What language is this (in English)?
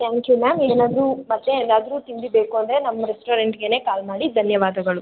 Kannada